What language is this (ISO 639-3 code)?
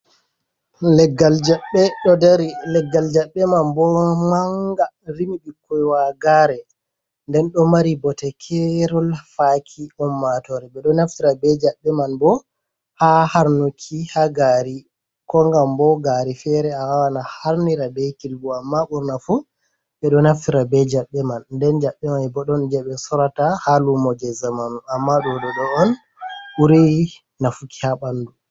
ful